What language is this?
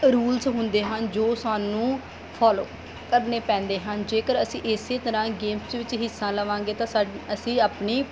Punjabi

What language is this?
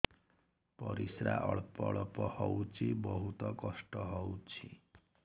Odia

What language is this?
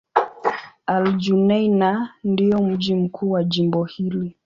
Swahili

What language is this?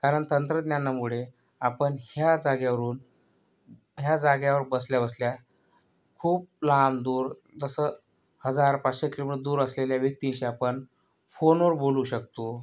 Marathi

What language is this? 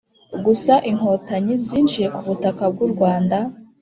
Kinyarwanda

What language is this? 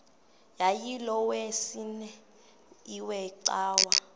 Xhosa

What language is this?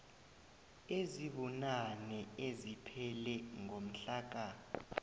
South Ndebele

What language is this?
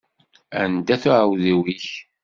Kabyle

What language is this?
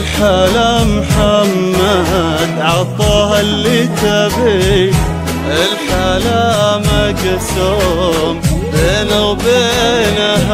Arabic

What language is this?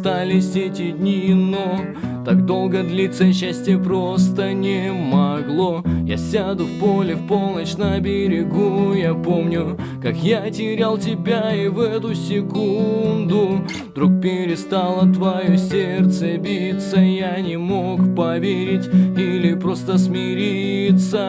Russian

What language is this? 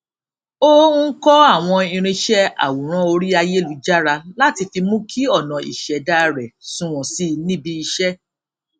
Yoruba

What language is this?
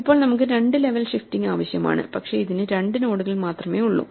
Malayalam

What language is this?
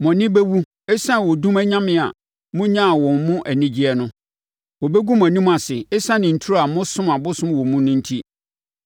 Akan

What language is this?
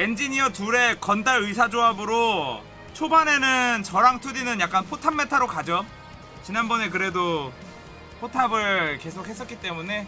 Korean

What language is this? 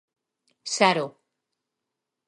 Galician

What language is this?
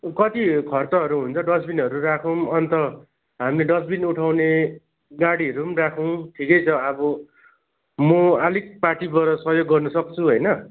Nepali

